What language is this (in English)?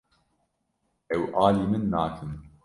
Kurdish